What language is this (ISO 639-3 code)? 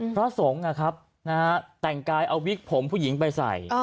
tha